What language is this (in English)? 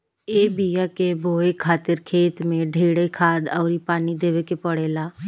Bhojpuri